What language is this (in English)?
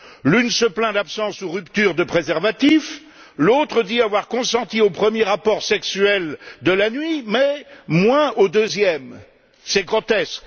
French